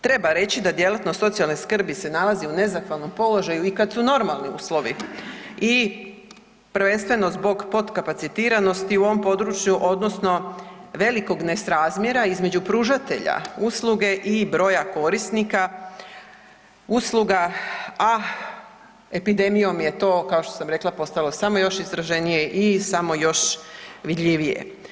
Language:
Croatian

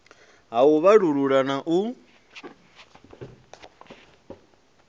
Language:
Venda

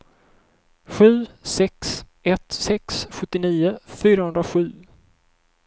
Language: Swedish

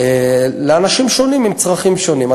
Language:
Hebrew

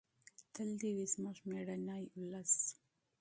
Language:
Pashto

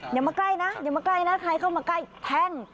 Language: Thai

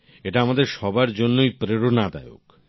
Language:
Bangla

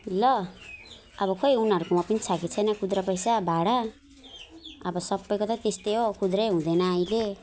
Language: Nepali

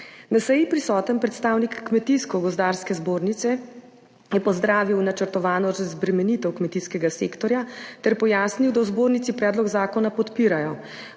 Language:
Slovenian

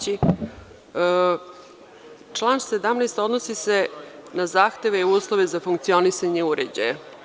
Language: Serbian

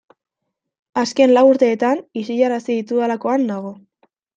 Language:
Basque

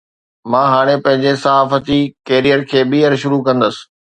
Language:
Sindhi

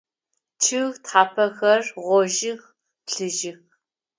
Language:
Adyghe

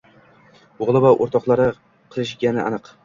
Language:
Uzbek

